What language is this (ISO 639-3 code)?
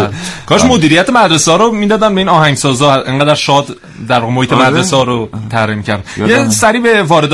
fas